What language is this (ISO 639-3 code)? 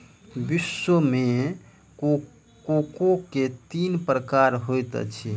mai